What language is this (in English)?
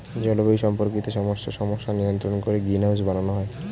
Bangla